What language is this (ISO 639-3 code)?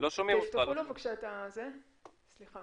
heb